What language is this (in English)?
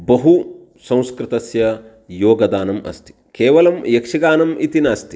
Sanskrit